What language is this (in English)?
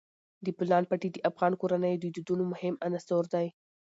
Pashto